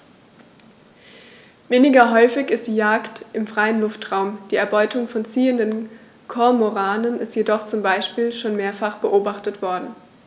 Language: German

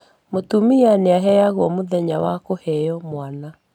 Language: Kikuyu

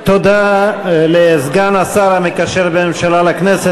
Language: Hebrew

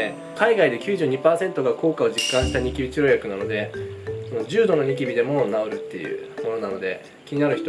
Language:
Japanese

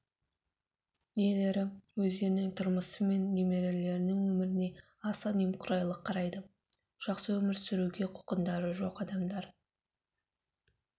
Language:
Kazakh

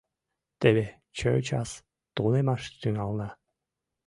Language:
Mari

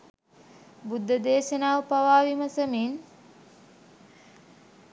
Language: Sinhala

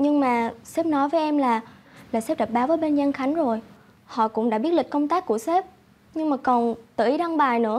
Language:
Vietnamese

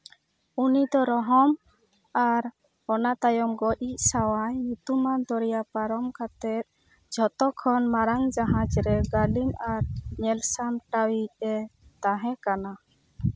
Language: Santali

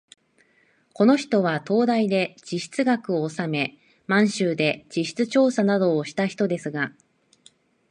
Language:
Japanese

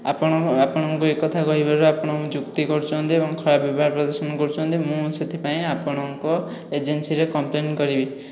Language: Odia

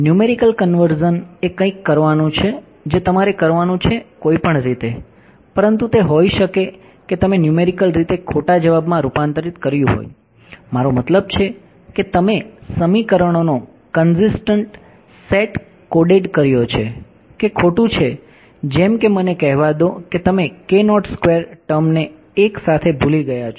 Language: Gujarati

